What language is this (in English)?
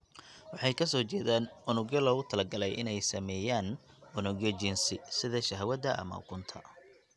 Somali